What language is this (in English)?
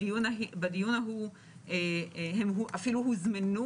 Hebrew